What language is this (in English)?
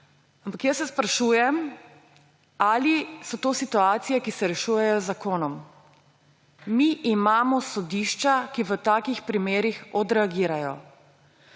Slovenian